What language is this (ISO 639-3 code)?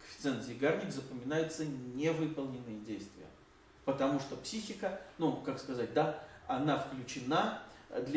rus